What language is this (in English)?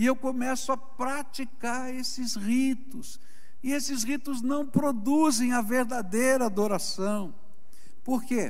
Portuguese